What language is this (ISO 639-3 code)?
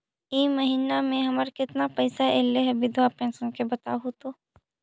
mag